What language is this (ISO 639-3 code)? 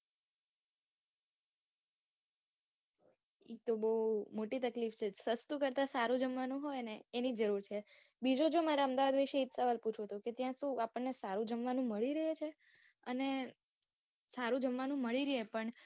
guj